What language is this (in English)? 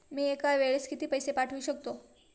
Marathi